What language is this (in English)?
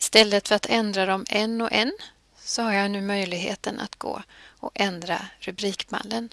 Swedish